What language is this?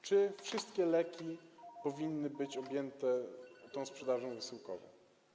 Polish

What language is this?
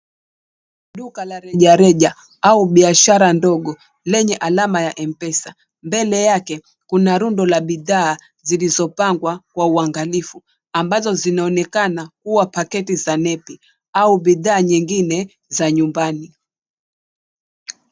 Swahili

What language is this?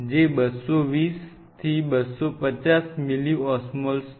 Gujarati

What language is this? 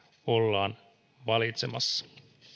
Finnish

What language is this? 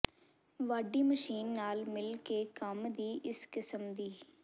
Punjabi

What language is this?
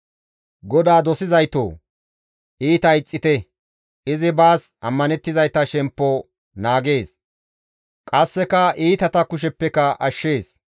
Gamo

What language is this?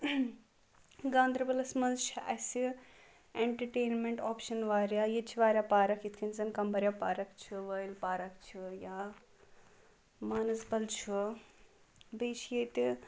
Kashmiri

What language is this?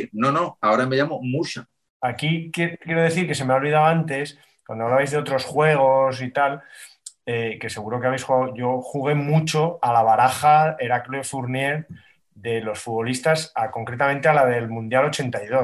Spanish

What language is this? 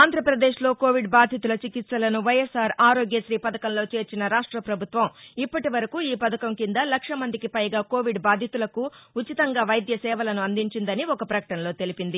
Telugu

